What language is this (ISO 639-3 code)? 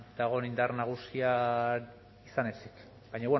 eus